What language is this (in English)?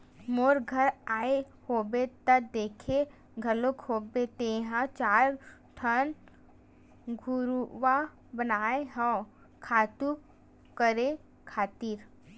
Chhattisgarhi